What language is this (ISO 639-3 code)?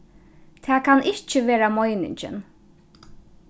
fao